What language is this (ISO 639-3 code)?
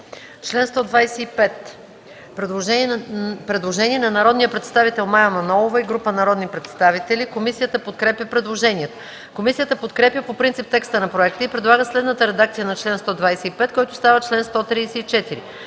bul